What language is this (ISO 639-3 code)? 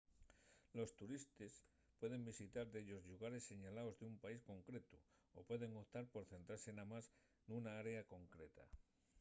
ast